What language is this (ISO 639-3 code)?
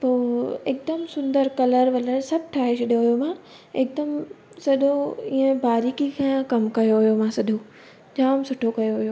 snd